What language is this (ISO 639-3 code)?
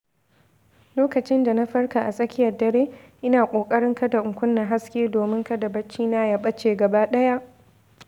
hau